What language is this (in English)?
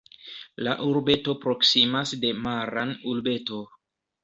Esperanto